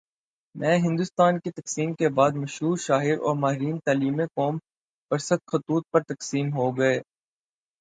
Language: Urdu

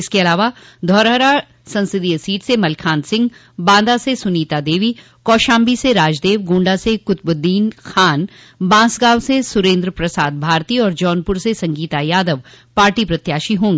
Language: Hindi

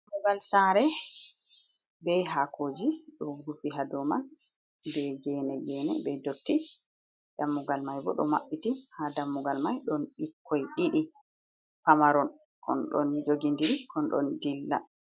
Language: Fula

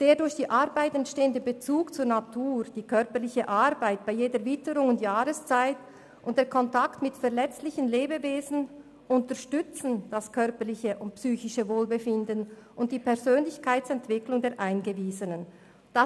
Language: Swiss German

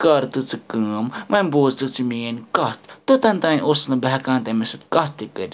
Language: Kashmiri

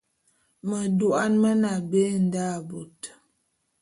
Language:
Bulu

